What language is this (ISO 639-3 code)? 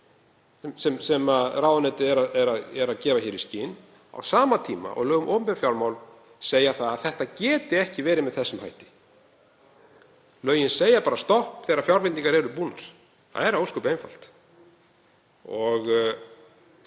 isl